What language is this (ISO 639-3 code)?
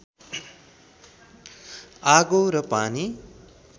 nep